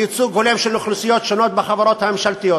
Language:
Hebrew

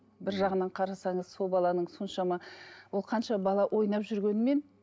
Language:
Kazakh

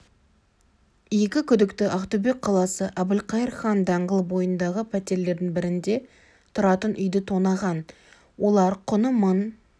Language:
Kazakh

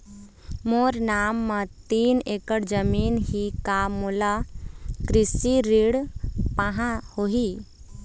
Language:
Chhattisgarhi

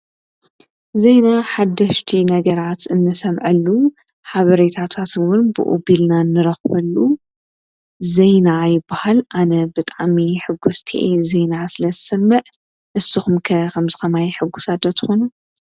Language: Tigrinya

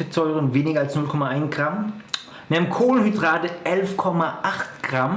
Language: German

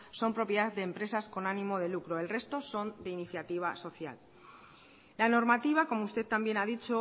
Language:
Spanish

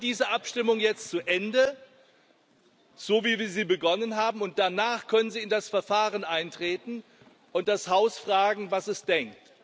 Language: German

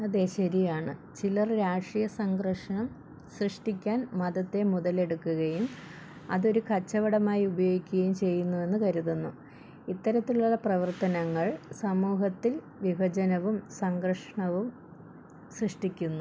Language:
Malayalam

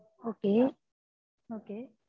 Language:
Tamil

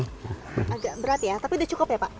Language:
Indonesian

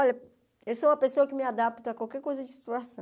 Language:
Portuguese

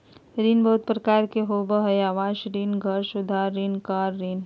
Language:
Magahi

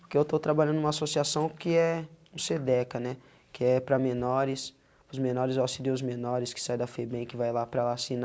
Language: Portuguese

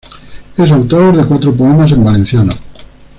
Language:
Spanish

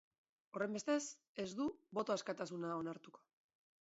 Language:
Basque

